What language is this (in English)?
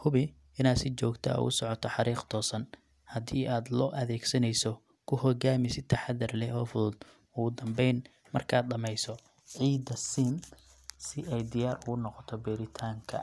Somali